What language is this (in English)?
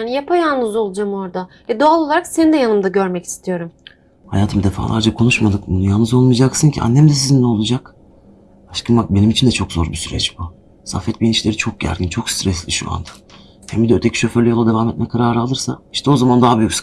Turkish